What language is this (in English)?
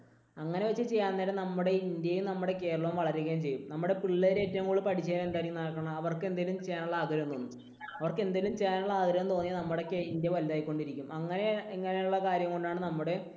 Malayalam